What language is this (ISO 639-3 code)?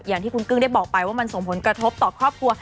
tha